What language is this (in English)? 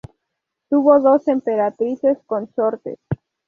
Spanish